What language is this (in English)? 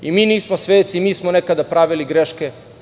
Serbian